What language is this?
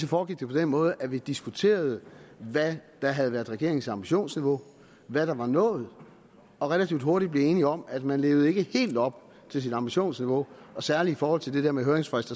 Danish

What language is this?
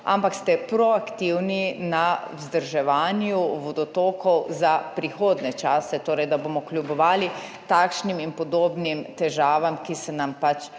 Slovenian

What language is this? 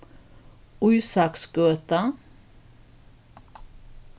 Faroese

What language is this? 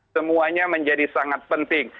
Indonesian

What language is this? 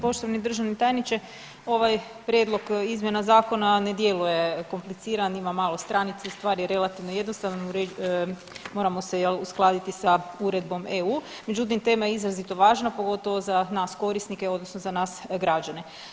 Croatian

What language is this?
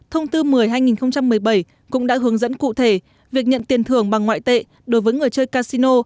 Vietnamese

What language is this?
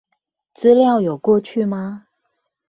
Chinese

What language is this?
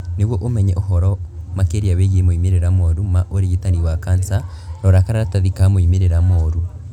Kikuyu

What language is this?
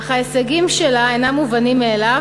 Hebrew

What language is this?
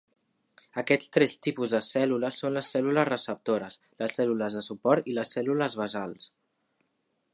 Catalan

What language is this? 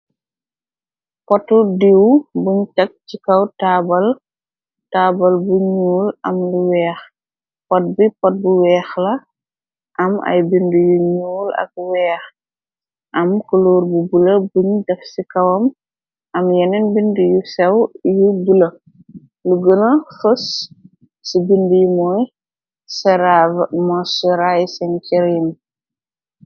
Wolof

